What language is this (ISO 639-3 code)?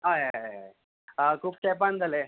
kok